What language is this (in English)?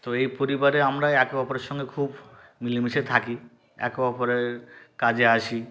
Bangla